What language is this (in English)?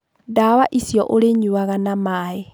Kikuyu